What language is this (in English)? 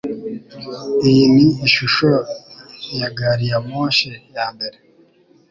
Kinyarwanda